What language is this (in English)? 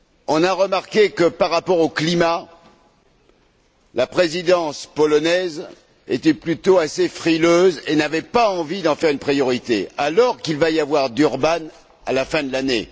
French